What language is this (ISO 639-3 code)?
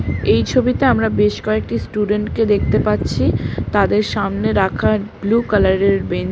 ben